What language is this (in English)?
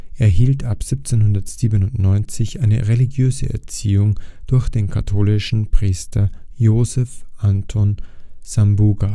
German